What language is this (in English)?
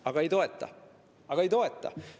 Estonian